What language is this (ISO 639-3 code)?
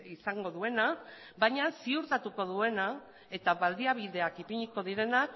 eus